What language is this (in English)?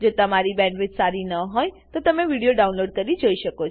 Gujarati